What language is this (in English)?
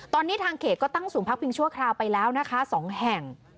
Thai